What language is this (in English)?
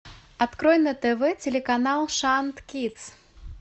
Russian